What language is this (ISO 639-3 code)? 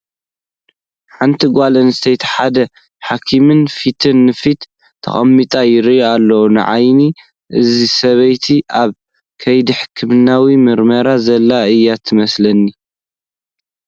tir